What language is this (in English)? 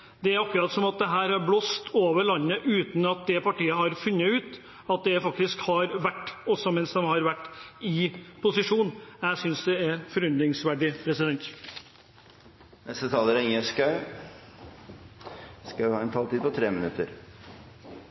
Norwegian Bokmål